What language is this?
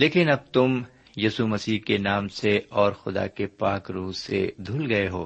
Urdu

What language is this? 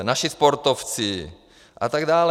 Czech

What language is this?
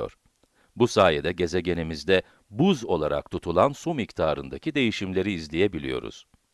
Turkish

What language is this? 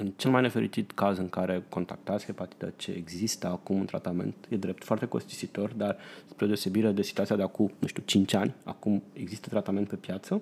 Romanian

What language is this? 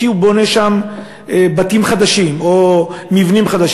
Hebrew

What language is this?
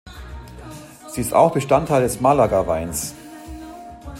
German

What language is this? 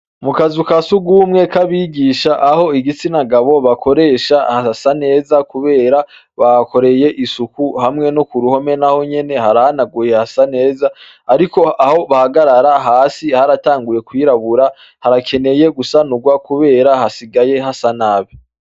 Rundi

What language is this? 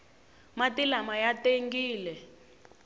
Tsonga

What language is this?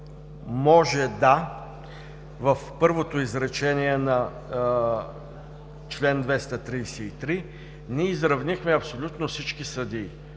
Bulgarian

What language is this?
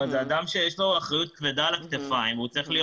Hebrew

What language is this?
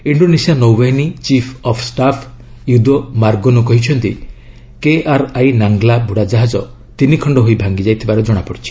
Odia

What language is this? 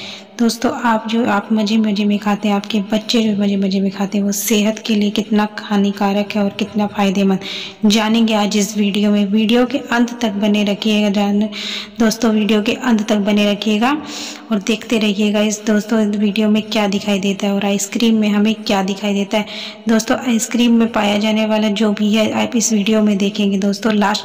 Hindi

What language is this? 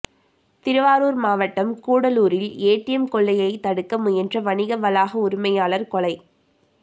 Tamil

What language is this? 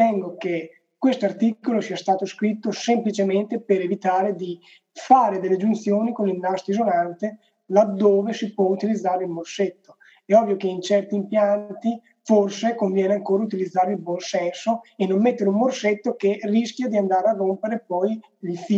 Italian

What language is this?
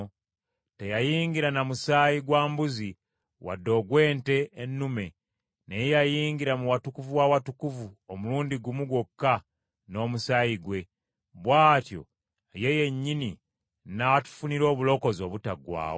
Ganda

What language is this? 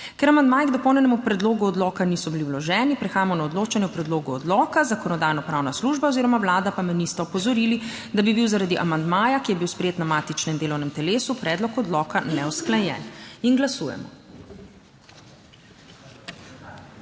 Slovenian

